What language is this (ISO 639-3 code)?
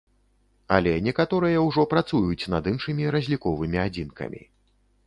bel